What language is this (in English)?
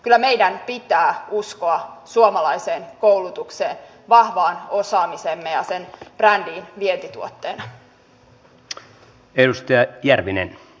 Finnish